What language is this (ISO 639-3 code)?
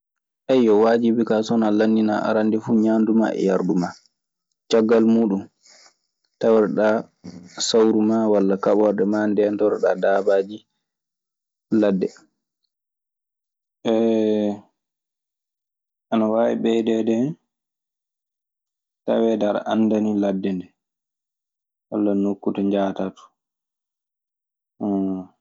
ffm